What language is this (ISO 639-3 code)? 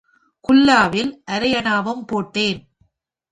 tam